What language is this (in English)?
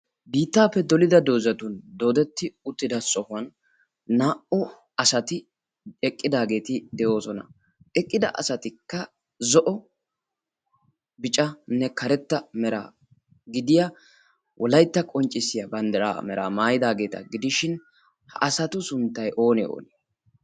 Wolaytta